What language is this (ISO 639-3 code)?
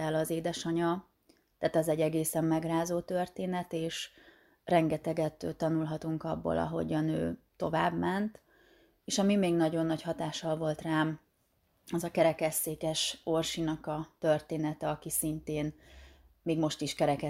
hun